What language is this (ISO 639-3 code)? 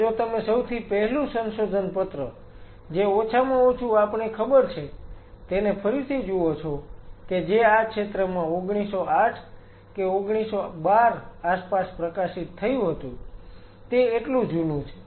guj